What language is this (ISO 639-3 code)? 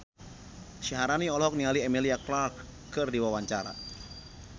sun